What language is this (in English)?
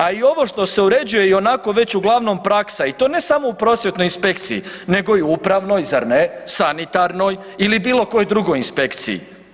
Croatian